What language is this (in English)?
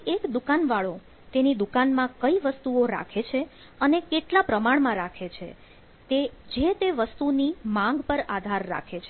Gujarati